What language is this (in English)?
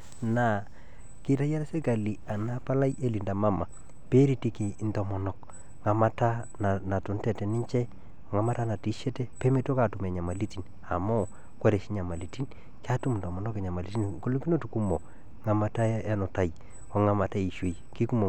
Masai